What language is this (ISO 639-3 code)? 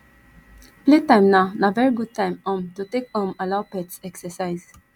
pcm